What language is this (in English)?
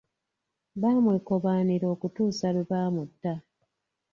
Ganda